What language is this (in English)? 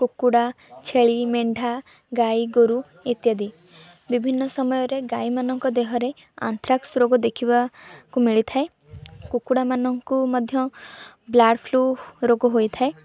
Odia